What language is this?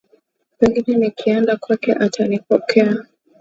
Swahili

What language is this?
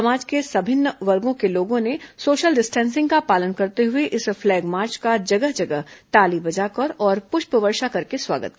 Hindi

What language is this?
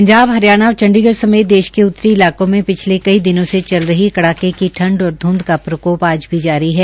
Hindi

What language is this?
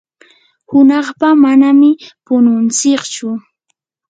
Yanahuanca Pasco Quechua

